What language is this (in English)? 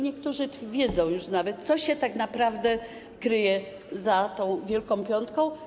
Polish